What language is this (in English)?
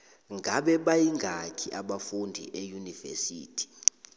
South Ndebele